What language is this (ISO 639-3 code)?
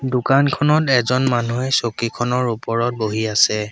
asm